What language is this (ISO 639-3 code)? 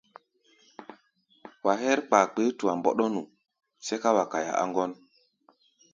gba